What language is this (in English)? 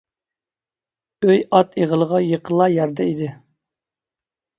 Uyghur